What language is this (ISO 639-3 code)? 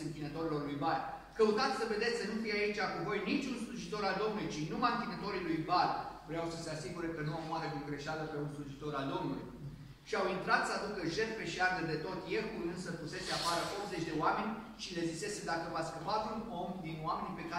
ron